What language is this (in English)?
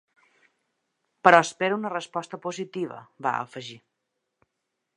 Catalan